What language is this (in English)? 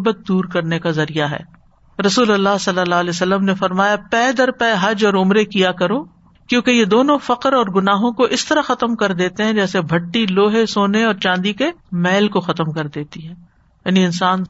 Urdu